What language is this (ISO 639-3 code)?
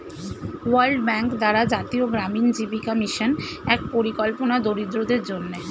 ben